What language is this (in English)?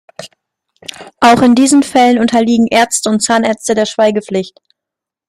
German